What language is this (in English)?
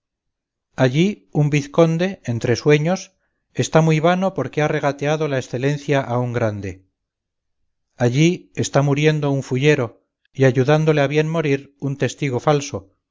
Spanish